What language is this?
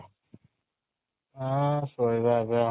Odia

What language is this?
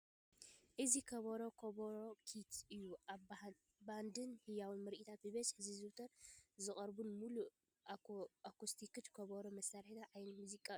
Tigrinya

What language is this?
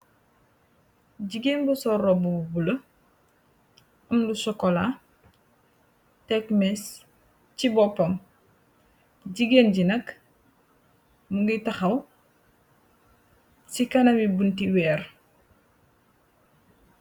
Wolof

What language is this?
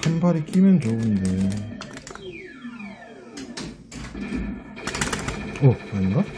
Korean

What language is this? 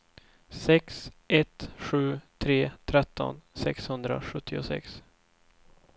Swedish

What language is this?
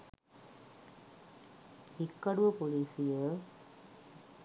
Sinhala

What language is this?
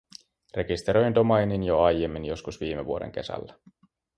Finnish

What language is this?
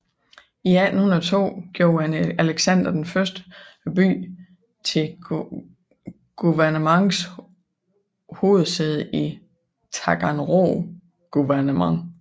Danish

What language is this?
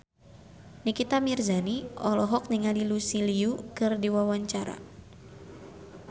Sundanese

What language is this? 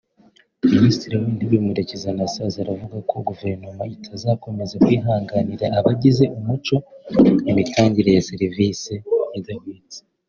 Kinyarwanda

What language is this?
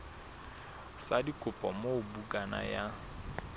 Southern Sotho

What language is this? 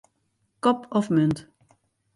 Western Frisian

